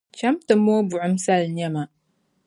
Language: Dagbani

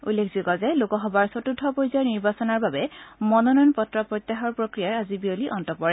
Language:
Assamese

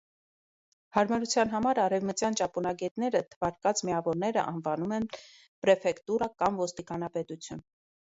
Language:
Armenian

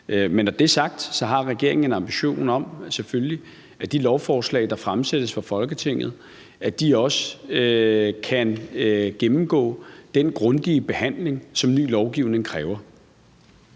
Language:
Danish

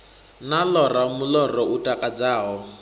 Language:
Venda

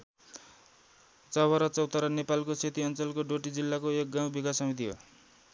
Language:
Nepali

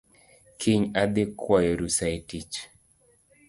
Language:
Luo (Kenya and Tanzania)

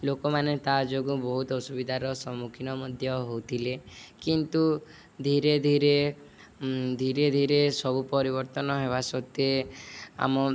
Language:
Odia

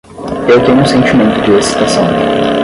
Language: Portuguese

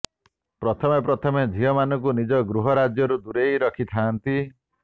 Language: Odia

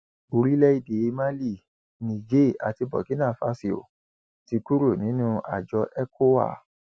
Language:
Yoruba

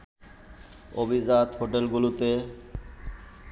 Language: Bangla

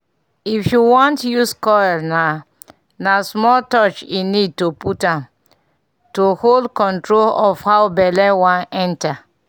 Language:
Nigerian Pidgin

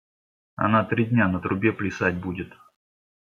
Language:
Russian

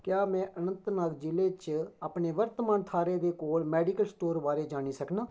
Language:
Dogri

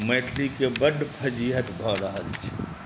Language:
Maithili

